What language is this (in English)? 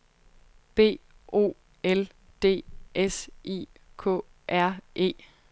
Danish